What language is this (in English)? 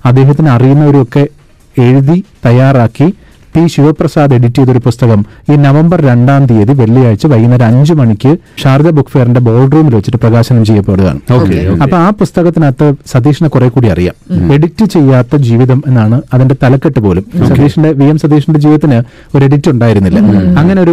Malayalam